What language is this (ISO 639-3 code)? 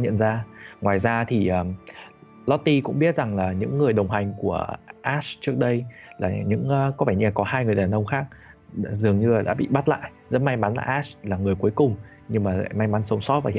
vie